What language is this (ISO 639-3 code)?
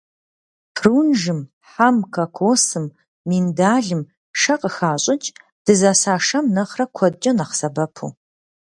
kbd